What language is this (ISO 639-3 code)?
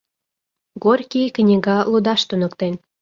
chm